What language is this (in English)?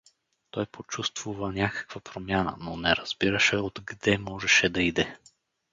Bulgarian